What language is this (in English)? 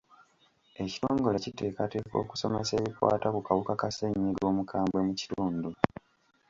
Ganda